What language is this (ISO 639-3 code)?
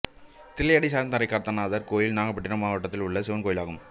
tam